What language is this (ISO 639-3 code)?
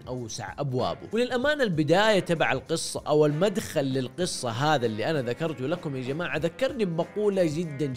ara